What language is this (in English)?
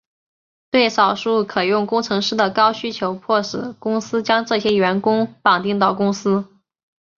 Chinese